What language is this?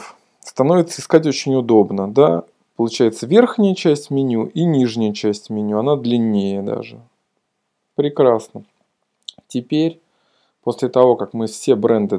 Russian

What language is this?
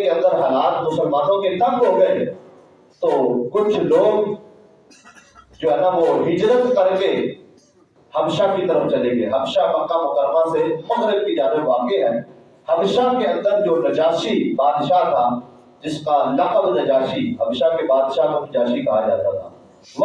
Urdu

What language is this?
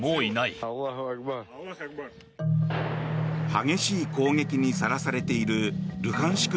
Japanese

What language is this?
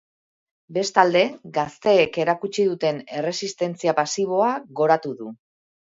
Basque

